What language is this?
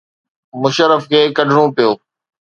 Sindhi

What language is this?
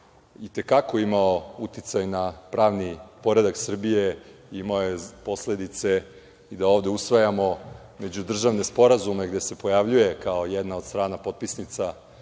Serbian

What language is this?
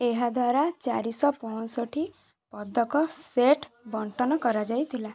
Odia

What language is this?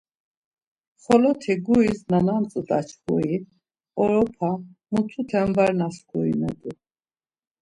Laz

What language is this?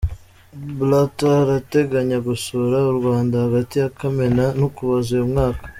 Kinyarwanda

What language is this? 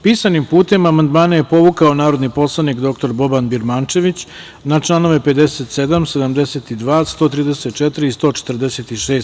Serbian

